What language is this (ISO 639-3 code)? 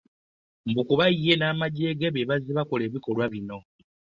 lug